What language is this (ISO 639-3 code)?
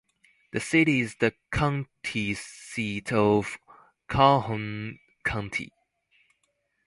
eng